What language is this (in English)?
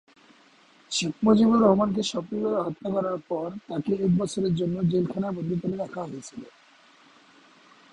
Bangla